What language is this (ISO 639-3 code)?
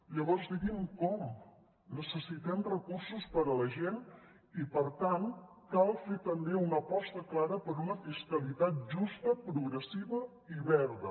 cat